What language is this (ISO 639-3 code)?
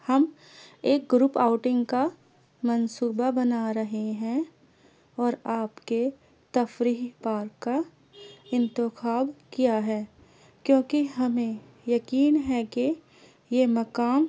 urd